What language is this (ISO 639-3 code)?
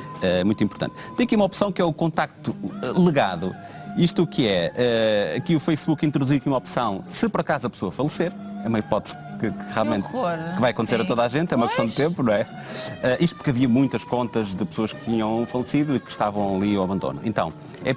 por